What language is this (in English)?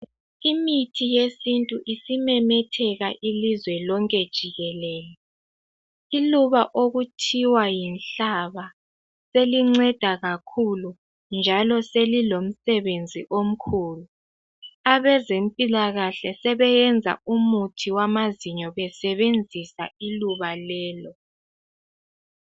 North Ndebele